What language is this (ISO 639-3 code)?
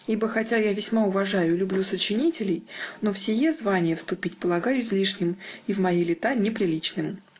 rus